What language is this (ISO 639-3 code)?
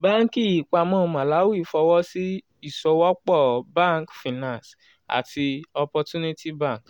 yor